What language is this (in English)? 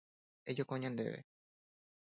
Guarani